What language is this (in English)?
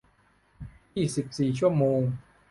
Thai